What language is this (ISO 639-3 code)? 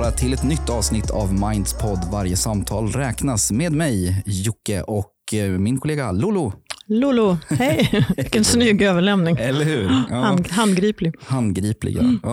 swe